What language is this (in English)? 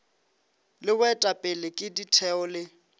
Northern Sotho